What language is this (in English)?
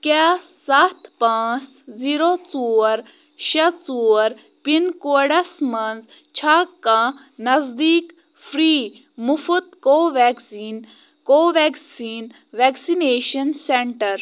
Kashmiri